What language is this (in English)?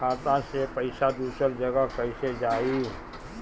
Bhojpuri